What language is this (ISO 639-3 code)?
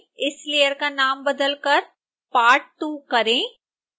hin